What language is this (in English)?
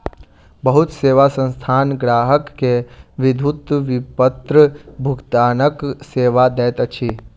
Maithili